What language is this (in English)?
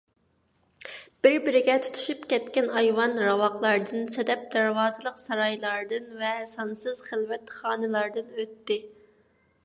Uyghur